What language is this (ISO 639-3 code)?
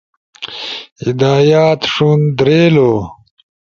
ush